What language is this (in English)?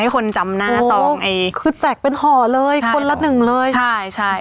Thai